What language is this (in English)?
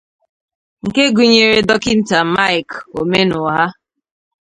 Igbo